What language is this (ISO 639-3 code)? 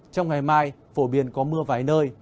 vie